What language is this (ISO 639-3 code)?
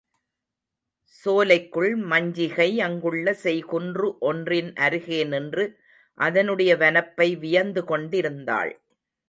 tam